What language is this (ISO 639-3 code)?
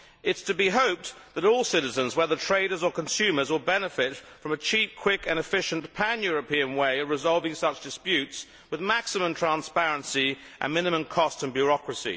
eng